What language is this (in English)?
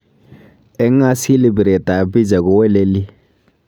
Kalenjin